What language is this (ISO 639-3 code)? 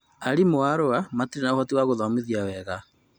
kik